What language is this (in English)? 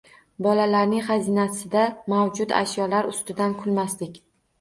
Uzbek